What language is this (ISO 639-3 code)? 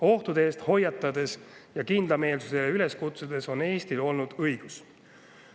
est